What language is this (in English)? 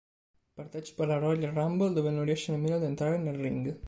Italian